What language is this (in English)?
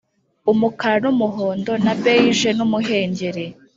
Kinyarwanda